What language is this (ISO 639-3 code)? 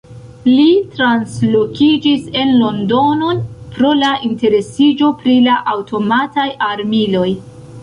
epo